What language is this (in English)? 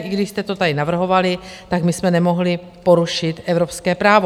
Czech